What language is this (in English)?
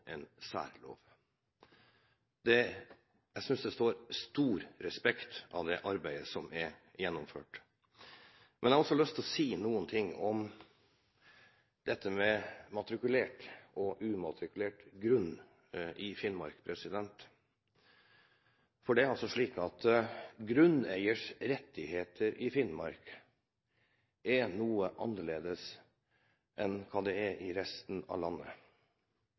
Norwegian Bokmål